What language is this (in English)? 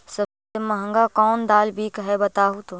Magahi